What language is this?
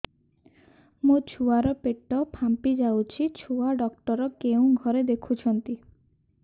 Odia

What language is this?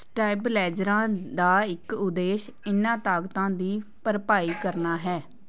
Punjabi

